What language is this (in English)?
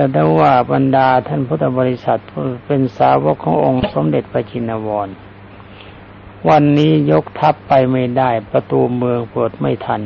Thai